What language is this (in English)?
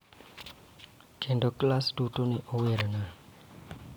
Luo (Kenya and Tanzania)